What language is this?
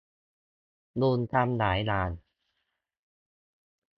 Thai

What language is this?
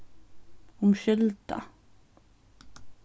Faroese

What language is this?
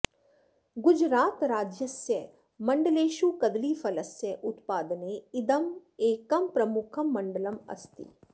Sanskrit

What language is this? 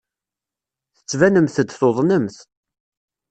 Kabyle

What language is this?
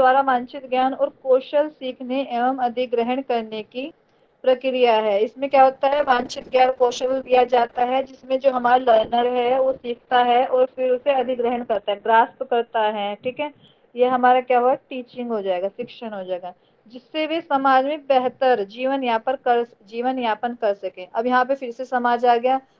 Hindi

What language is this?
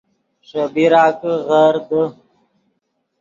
Yidgha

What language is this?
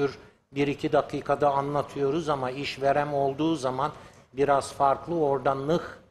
Turkish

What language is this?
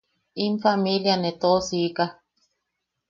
Yaqui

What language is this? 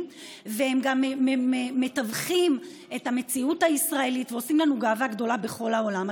Hebrew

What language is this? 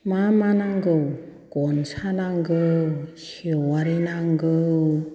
Bodo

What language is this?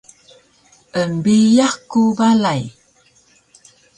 Taroko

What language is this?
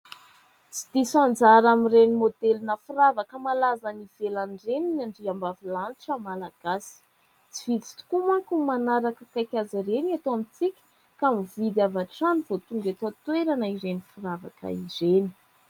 Malagasy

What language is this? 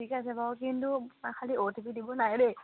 Assamese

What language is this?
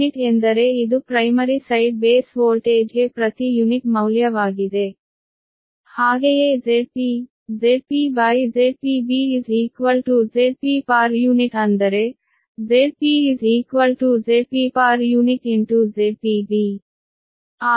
Kannada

